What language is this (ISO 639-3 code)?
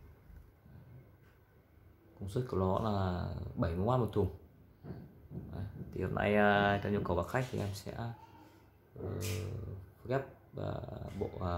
vie